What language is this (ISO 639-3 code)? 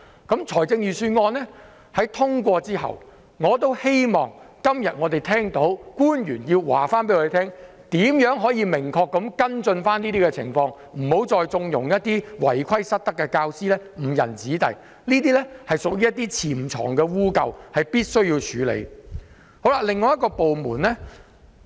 yue